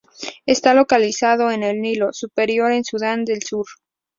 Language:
Spanish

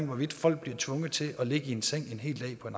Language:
Danish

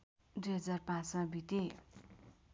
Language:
Nepali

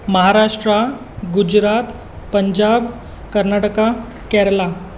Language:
Konkani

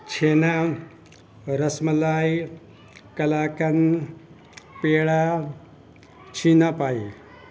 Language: Urdu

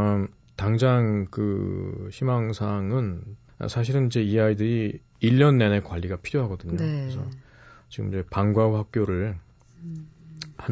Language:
Korean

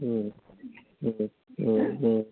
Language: Bodo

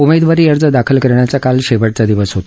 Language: Marathi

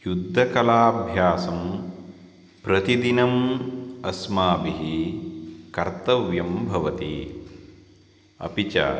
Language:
Sanskrit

